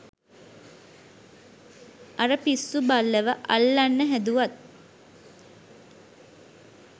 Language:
Sinhala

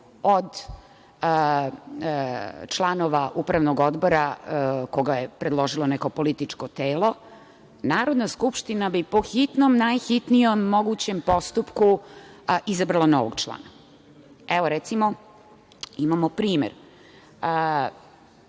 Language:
Serbian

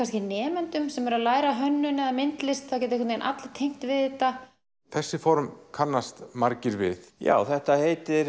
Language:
Icelandic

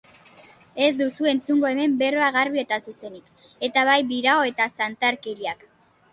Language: Basque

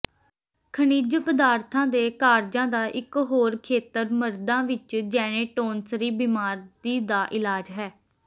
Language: Punjabi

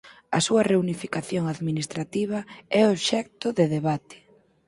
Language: Galician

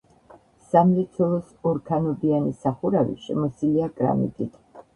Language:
Georgian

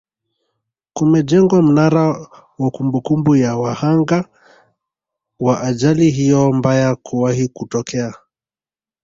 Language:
Swahili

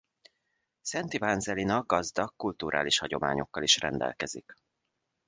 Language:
Hungarian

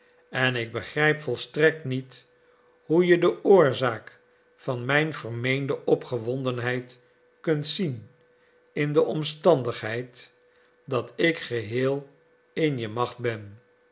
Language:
Dutch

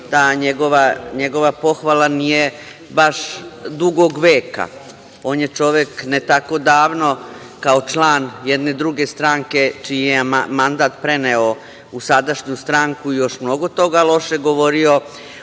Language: Serbian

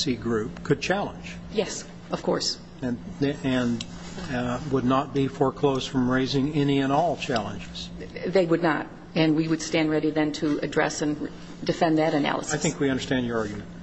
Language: English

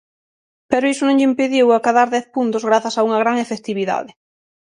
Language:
Galician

